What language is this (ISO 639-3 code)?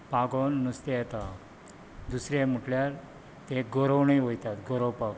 kok